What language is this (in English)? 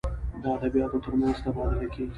Pashto